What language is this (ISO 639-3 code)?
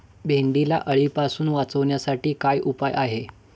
mar